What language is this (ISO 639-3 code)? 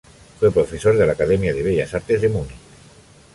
spa